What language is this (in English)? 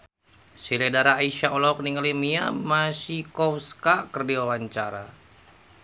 Sundanese